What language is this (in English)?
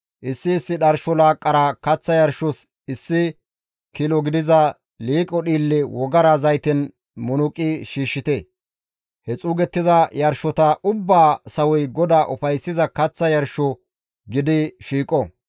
Gamo